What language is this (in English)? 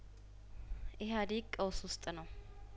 Amharic